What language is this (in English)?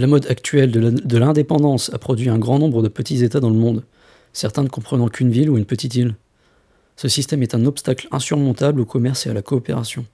French